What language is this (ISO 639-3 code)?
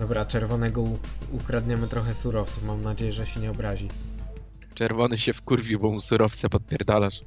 pol